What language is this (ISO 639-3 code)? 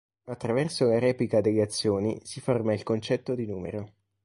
ita